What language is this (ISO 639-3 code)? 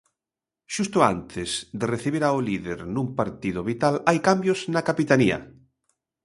glg